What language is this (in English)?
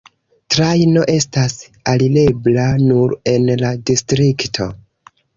Esperanto